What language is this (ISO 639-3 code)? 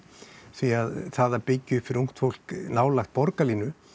isl